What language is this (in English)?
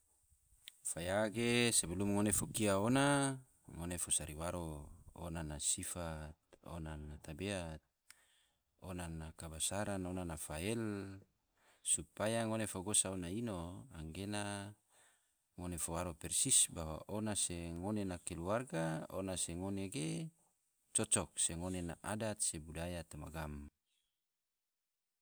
Tidore